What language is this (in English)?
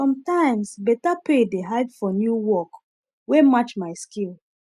Nigerian Pidgin